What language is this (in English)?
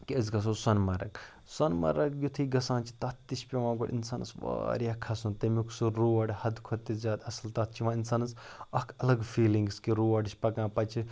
Kashmiri